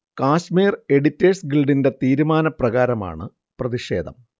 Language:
Malayalam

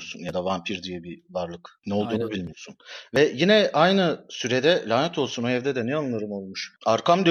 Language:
Turkish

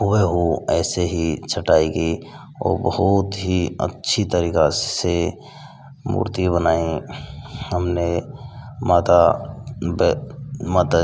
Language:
Hindi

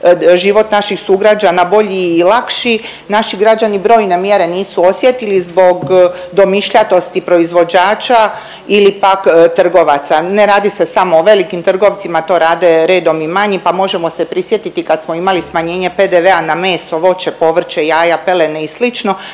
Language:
Croatian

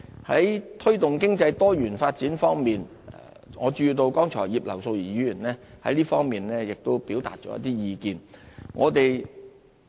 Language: Cantonese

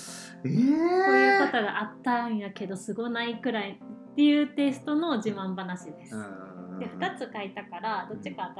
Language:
Japanese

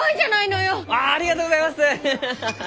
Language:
Japanese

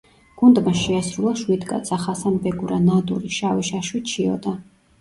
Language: Georgian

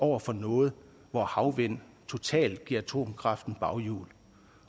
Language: Danish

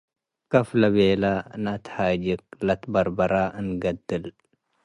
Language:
Tigre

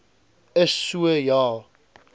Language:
Afrikaans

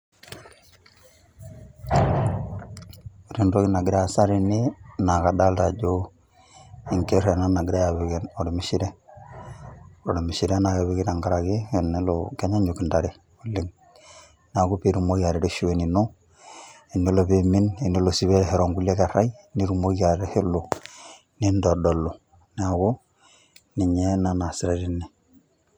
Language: Masai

